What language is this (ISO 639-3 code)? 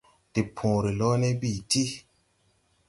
tui